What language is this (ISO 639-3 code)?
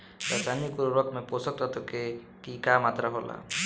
bho